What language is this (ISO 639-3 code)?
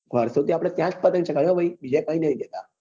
guj